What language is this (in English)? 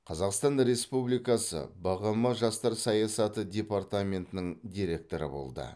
Kazakh